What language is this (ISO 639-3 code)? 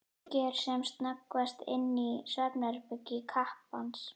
isl